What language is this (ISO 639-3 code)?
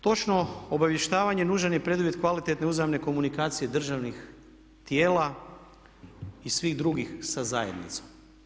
hrv